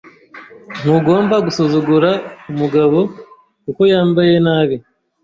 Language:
Kinyarwanda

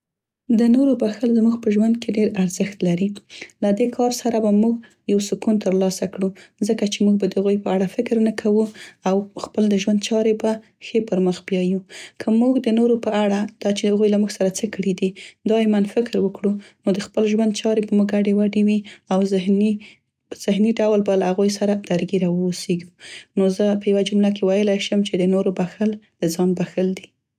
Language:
Central Pashto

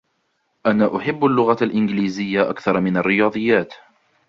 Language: Arabic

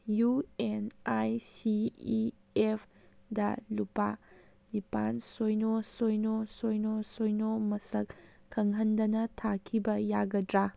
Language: Manipuri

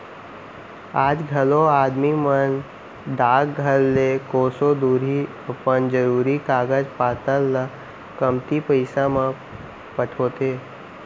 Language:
Chhattisgarhi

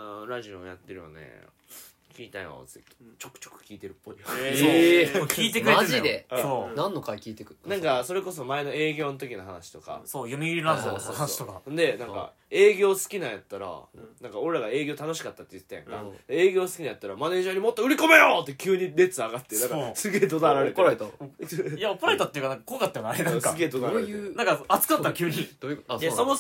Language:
Japanese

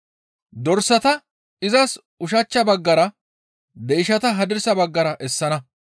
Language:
Gamo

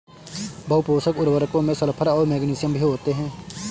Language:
Hindi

